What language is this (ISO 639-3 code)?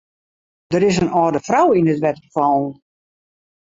fry